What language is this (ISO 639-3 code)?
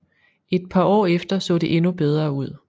dan